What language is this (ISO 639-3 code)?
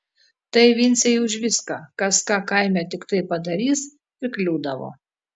lit